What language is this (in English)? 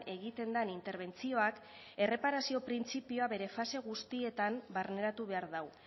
Basque